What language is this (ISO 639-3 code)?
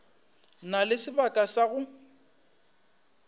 nso